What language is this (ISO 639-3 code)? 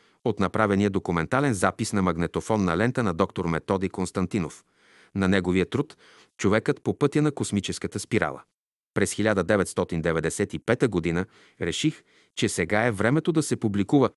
bul